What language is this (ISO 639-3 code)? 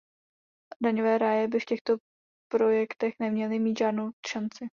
ces